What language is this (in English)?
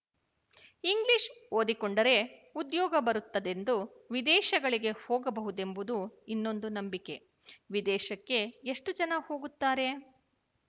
Kannada